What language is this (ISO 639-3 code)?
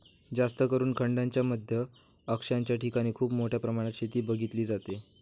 mar